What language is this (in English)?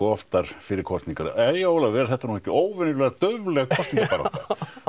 Icelandic